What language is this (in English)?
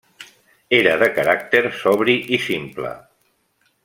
Catalan